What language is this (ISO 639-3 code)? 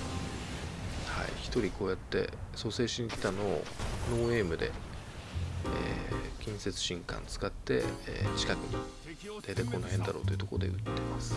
jpn